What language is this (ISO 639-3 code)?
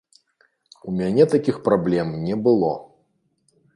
bel